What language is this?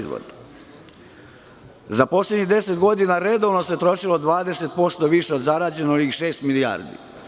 Serbian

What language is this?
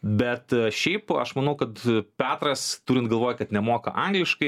Lithuanian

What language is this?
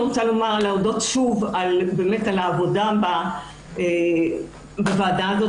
Hebrew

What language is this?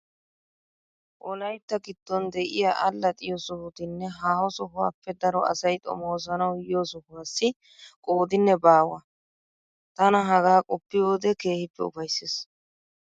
Wolaytta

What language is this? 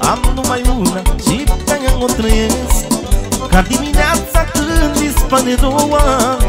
Romanian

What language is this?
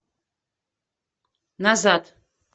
Russian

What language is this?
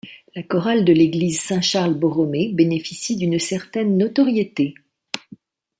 French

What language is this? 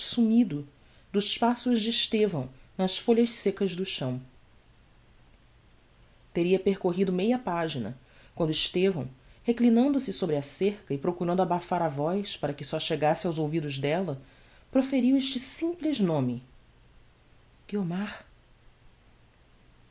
Portuguese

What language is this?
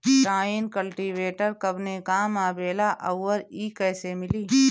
Bhojpuri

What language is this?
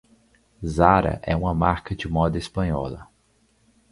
Portuguese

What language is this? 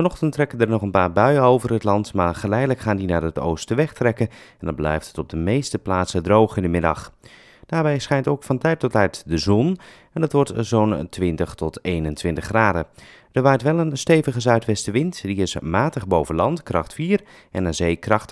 Dutch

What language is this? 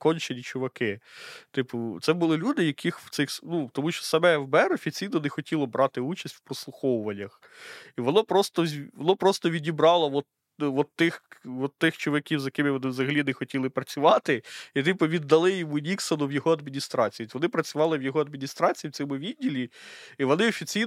Ukrainian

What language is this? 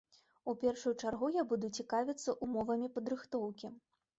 Belarusian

